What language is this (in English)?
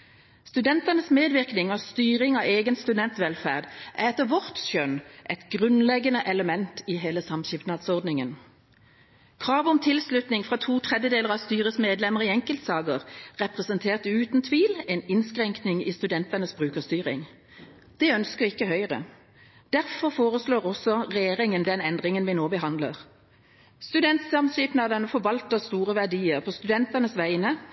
Norwegian Bokmål